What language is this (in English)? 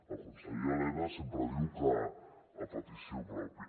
Catalan